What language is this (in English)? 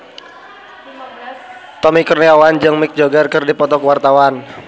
Sundanese